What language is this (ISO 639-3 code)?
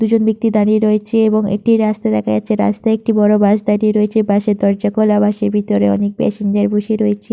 ben